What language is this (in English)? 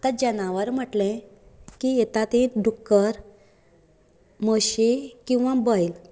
Konkani